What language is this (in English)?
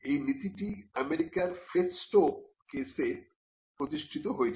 Bangla